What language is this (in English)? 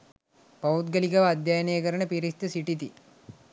Sinhala